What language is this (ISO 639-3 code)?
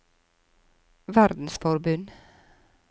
nor